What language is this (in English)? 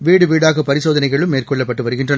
Tamil